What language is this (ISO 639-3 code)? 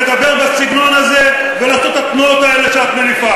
heb